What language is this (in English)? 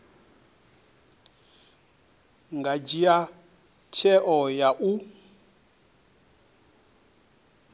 Venda